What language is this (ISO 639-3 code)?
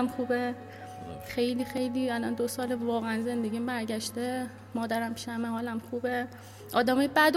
fas